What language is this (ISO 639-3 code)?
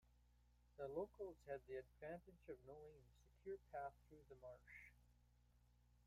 eng